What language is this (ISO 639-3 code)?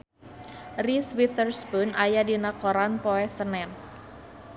sun